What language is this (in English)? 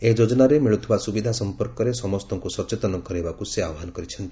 Odia